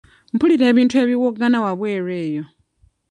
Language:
Ganda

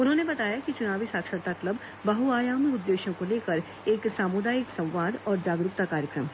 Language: Hindi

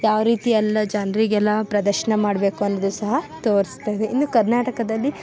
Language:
Kannada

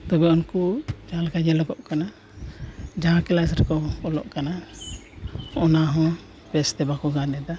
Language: Santali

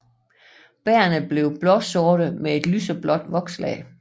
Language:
Danish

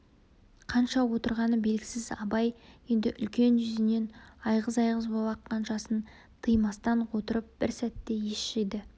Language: Kazakh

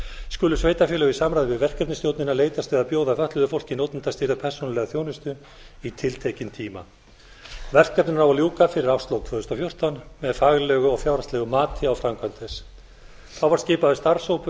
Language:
Icelandic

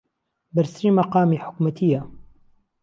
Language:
Central Kurdish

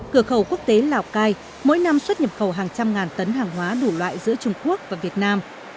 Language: Vietnamese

